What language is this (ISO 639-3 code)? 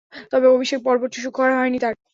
ben